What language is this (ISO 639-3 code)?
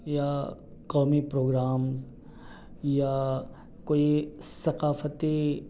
urd